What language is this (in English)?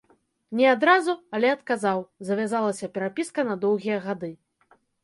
Belarusian